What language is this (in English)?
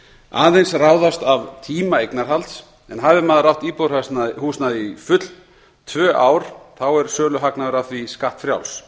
Icelandic